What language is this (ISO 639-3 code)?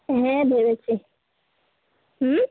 ben